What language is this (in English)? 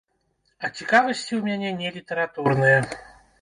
Belarusian